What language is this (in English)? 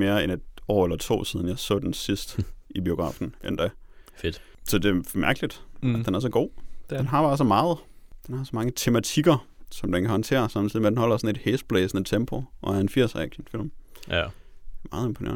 Danish